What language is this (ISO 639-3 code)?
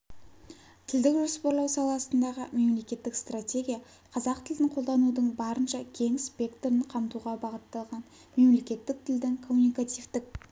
kaz